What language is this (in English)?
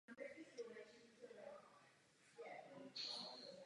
Czech